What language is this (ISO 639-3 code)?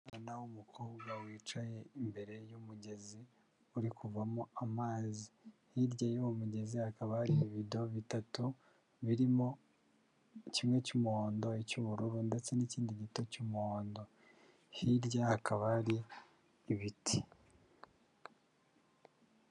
kin